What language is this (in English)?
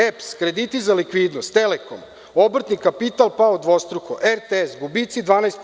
Serbian